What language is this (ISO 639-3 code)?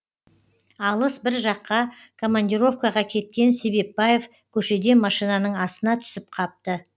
kaz